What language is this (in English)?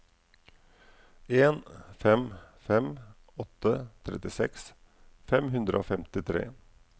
Norwegian